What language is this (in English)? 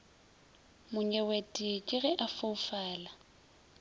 Northern Sotho